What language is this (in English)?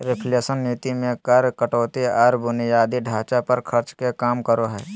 Magahi